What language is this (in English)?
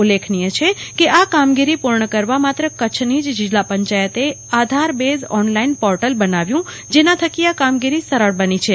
Gujarati